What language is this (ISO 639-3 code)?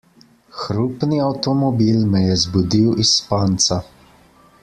slv